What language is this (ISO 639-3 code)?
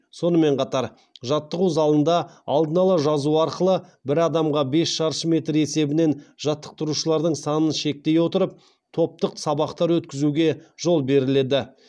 kaz